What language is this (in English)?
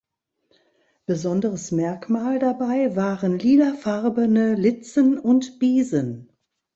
German